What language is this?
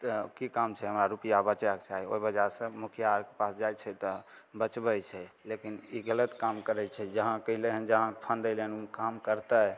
Maithili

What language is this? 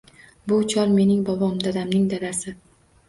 Uzbek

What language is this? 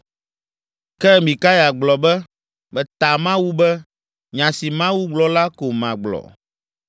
Ewe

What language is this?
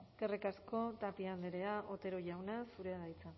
Basque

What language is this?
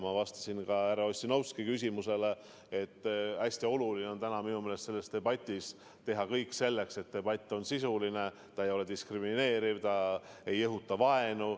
Estonian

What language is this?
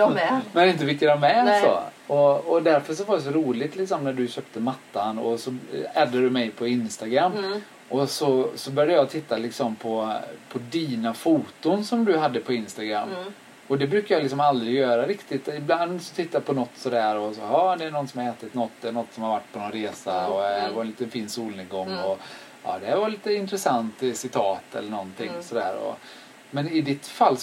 Swedish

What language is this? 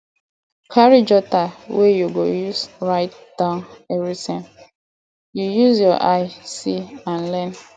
Nigerian Pidgin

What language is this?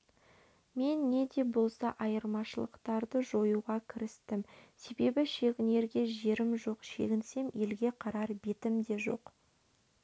Kazakh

